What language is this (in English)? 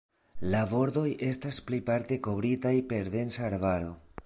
Esperanto